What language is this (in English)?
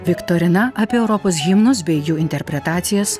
Lithuanian